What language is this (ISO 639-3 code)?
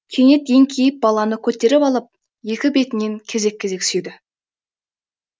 kaz